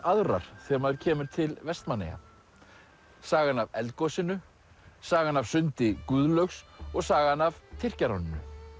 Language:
Icelandic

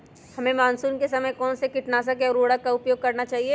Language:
Magahi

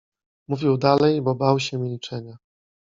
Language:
Polish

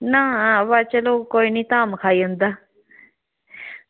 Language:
Dogri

